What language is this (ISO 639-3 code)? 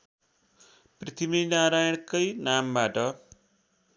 nep